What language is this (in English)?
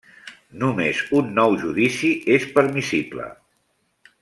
Catalan